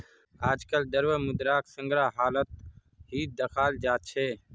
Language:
Magahi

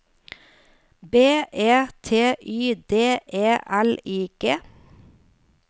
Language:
Norwegian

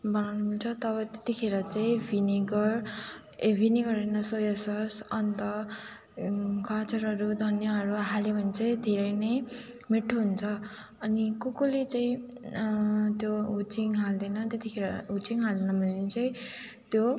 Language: Nepali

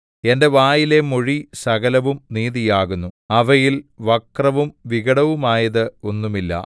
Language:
Malayalam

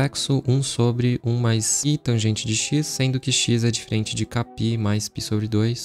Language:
Portuguese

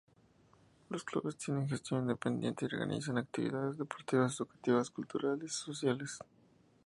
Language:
Spanish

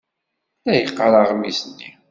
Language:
Kabyle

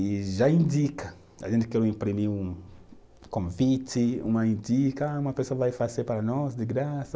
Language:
Portuguese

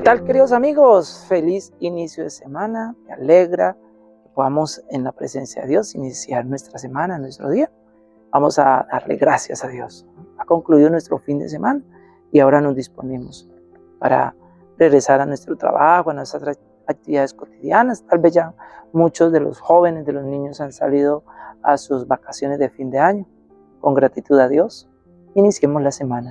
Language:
Spanish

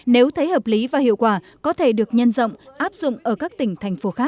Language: Vietnamese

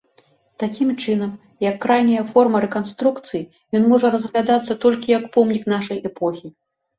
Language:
Belarusian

